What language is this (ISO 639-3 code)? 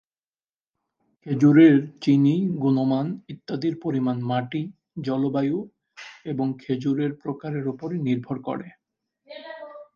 ben